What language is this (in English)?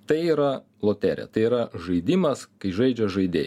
Lithuanian